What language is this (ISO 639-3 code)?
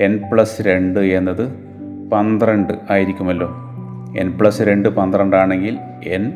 mal